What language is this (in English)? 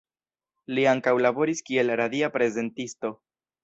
Esperanto